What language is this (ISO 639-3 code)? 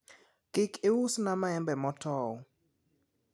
luo